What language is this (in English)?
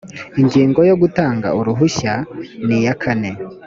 Kinyarwanda